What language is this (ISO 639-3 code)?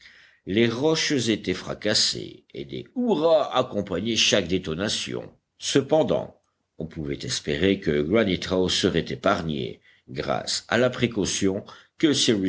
fra